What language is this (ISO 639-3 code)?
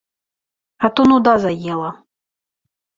bel